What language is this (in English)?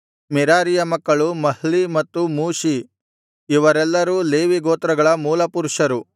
Kannada